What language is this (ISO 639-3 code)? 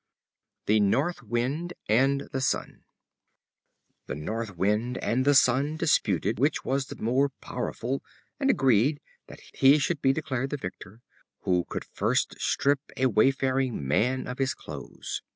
eng